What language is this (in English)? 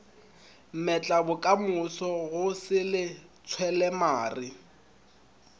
Northern Sotho